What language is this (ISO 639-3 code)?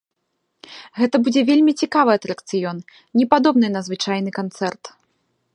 bel